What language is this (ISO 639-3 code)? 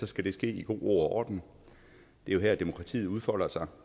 dan